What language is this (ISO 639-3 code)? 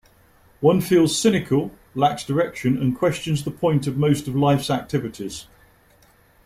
eng